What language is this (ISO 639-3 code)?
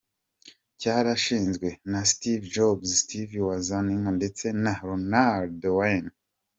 kin